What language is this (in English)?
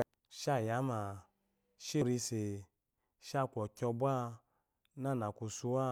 Eloyi